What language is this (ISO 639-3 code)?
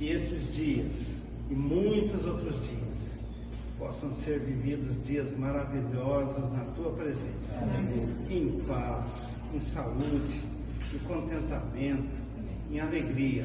por